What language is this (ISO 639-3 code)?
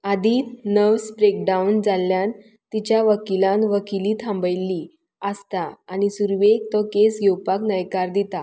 kok